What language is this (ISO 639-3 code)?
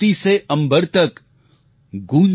guj